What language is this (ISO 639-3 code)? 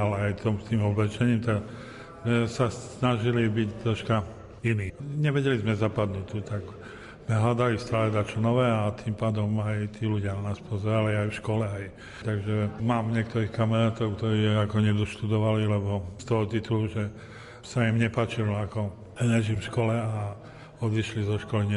slk